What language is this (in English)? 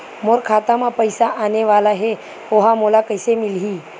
Chhattisgarhi